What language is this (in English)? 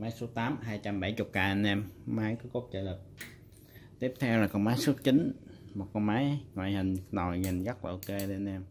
Vietnamese